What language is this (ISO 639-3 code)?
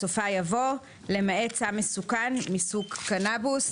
heb